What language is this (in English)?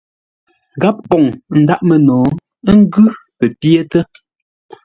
Ngombale